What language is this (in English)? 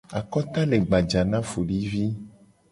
Gen